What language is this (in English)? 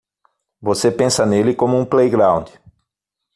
Portuguese